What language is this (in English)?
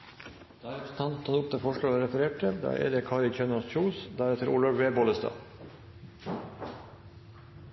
Norwegian Nynorsk